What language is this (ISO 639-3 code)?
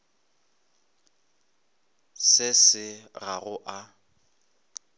nso